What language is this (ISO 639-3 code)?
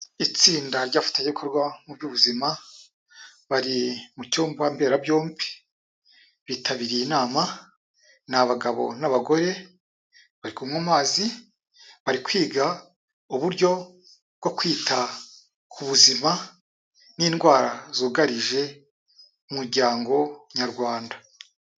kin